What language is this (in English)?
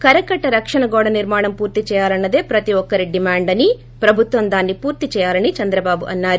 Telugu